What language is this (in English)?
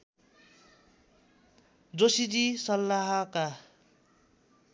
Nepali